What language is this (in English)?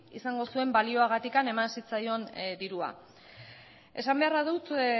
Basque